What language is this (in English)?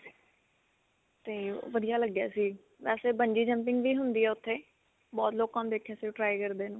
Punjabi